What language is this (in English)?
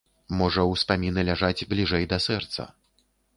Belarusian